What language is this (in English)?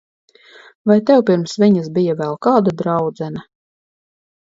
Latvian